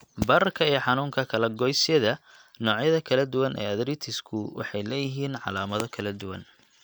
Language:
Somali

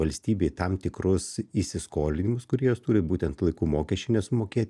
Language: Lithuanian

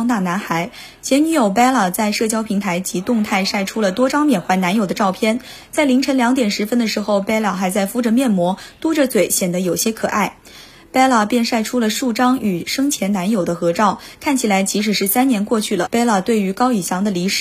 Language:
Chinese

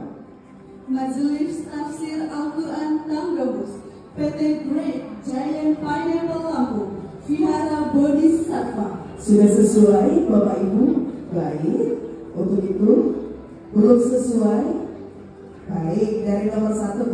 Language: Indonesian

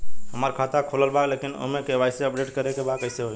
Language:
Bhojpuri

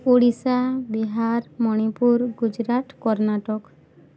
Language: Odia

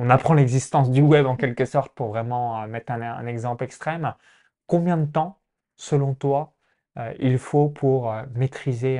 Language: French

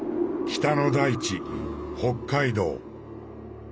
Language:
Japanese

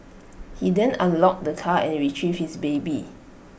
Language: English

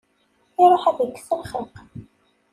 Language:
Kabyle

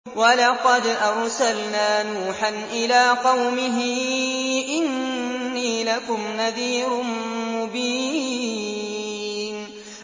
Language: Arabic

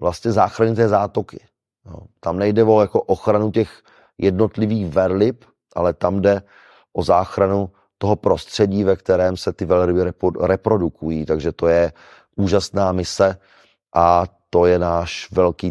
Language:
Czech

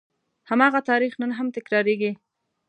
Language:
Pashto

